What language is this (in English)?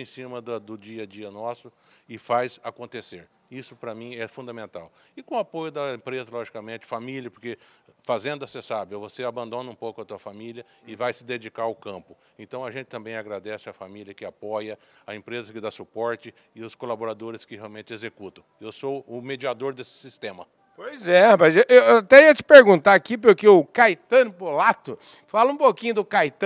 Portuguese